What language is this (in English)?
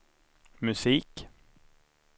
Swedish